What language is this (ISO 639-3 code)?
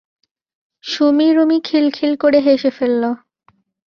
ben